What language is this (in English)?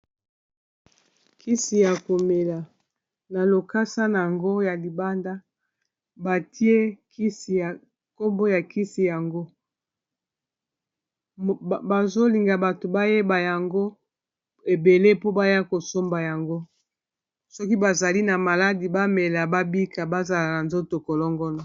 Lingala